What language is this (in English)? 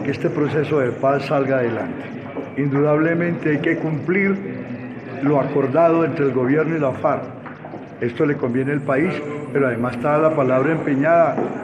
Spanish